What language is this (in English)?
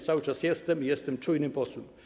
Polish